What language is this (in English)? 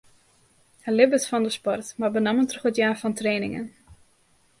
Western Frisian